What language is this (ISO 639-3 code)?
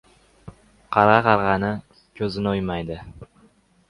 uzb